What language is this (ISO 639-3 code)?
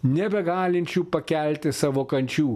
lit